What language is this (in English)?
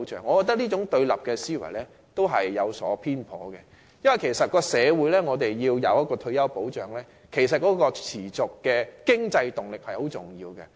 Cantonese